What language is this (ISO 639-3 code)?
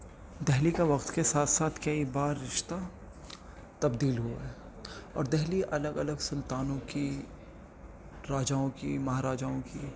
urd